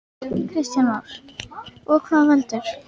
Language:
Icelandic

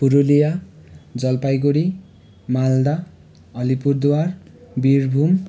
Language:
Nepali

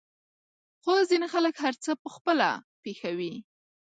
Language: Pashto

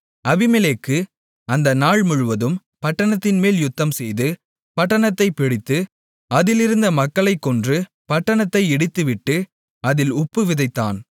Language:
Tamil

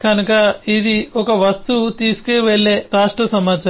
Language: Telugu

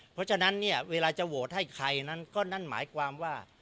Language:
Thai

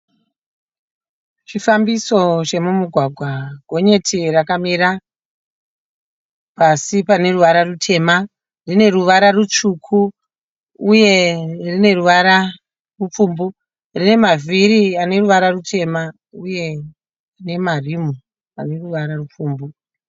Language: Shona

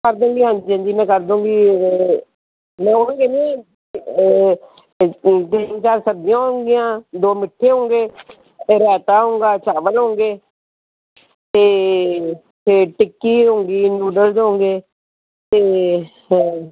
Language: Punjabi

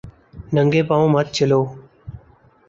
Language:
Urdu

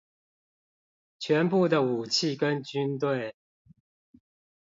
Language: Chinese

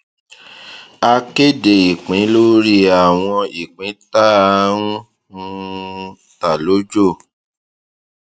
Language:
Yoruba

